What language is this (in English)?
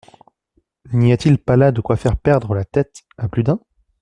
French